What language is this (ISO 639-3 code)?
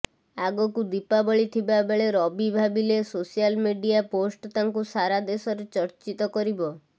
ori